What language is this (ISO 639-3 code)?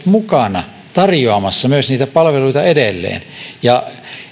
fin